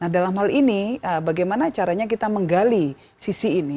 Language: Indonesian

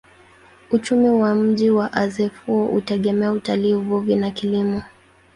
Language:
Swahili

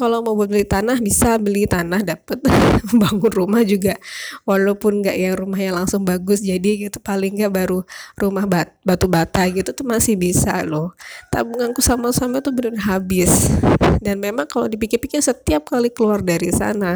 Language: Indonesian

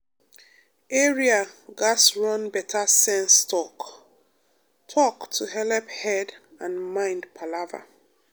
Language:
Nigerian Pidgin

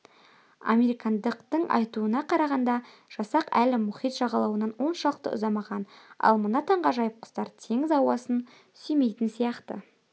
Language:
Kazakh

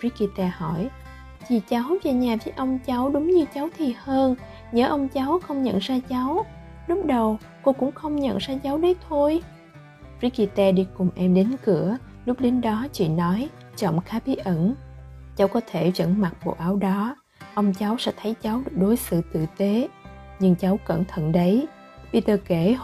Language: Vietnamese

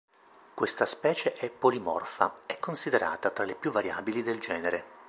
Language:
Italian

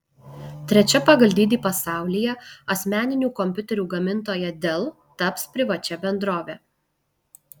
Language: Lithuanian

